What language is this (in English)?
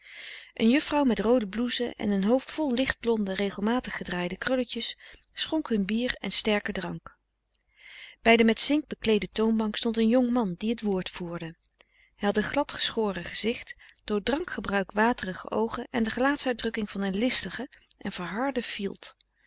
Dutch